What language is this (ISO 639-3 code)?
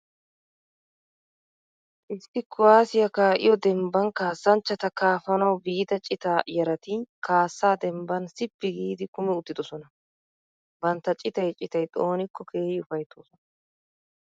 wal